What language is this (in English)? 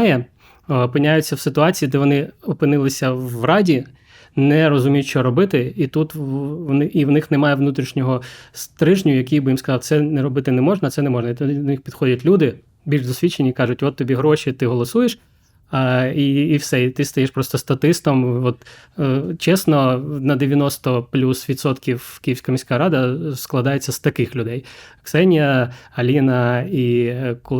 Ukrainian